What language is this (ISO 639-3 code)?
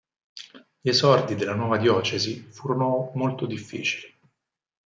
ita